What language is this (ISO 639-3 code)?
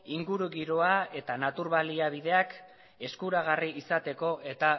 eus